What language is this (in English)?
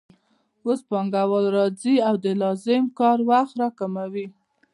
Pashto